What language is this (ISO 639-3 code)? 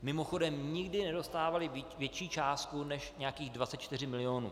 ces